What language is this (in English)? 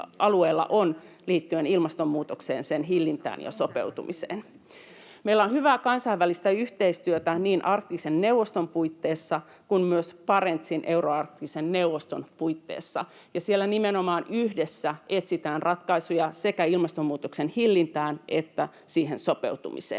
Finnish